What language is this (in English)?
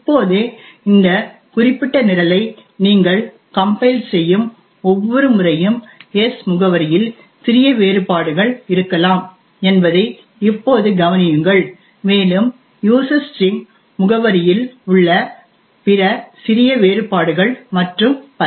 Tamil